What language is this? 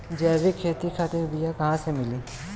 Bhojpuri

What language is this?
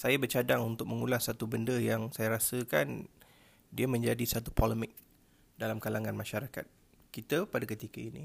Malay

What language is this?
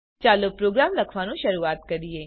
Gujarati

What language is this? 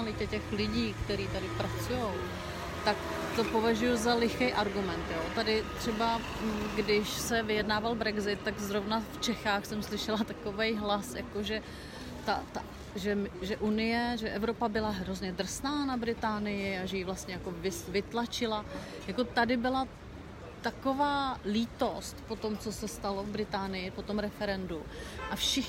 Czech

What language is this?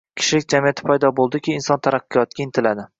Uzbek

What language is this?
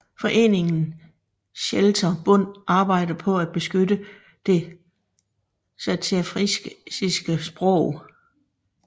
Danish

